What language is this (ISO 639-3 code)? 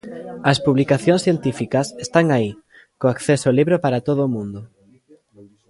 glg